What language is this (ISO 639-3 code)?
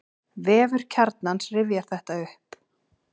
isl